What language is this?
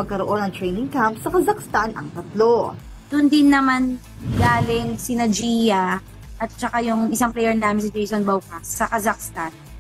Filipino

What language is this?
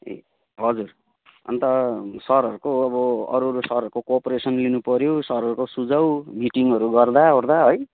Nepali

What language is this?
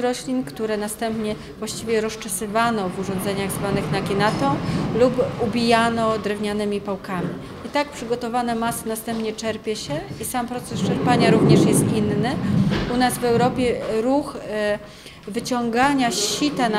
Polish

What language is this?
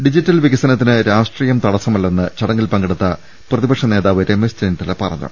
Malayalam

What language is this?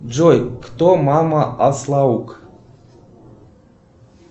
Russian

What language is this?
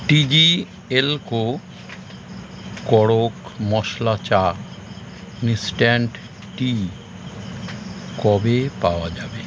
Bangla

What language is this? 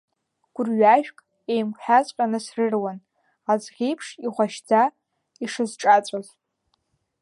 Abkhazian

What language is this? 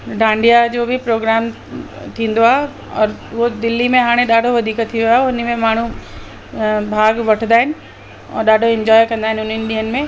Sindhi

